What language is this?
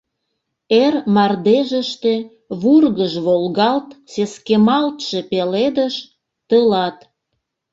Mari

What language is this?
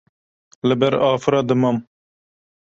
Kurdish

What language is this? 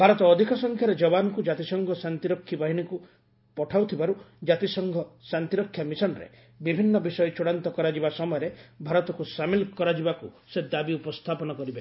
Odia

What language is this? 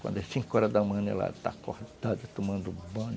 Portuguese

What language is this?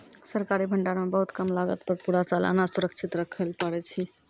Maithili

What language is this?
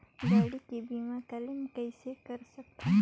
Chhattisgarhi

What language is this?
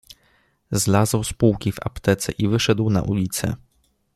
Polish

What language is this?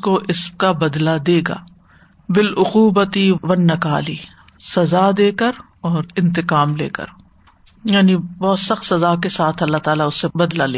Urdu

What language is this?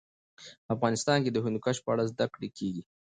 Pashto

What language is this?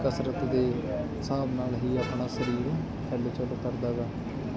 Punjabi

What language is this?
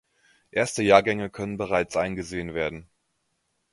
German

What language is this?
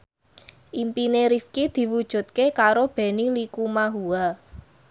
Javanese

